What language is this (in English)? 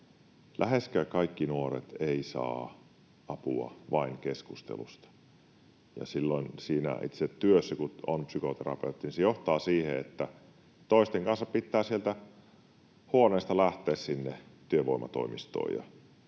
Finnish